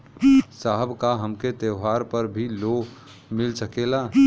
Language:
Bhojpuri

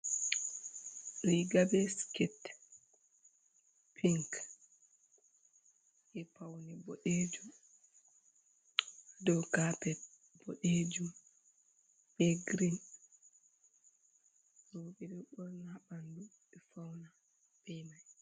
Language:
Fula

